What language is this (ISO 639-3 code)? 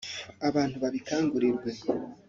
kin